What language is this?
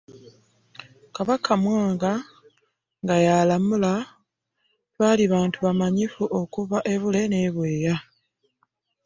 Ganda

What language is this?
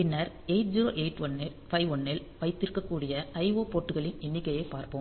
Tamil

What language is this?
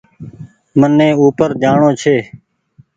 Goaria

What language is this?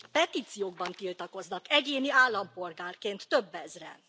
Hungarian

